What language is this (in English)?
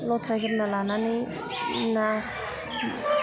Bodo